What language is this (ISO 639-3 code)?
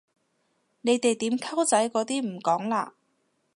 yue